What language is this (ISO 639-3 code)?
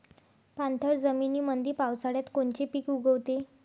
mar